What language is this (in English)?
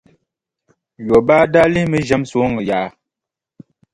Dagbani